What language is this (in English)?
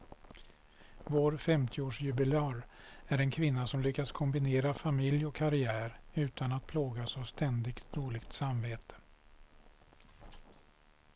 Swedish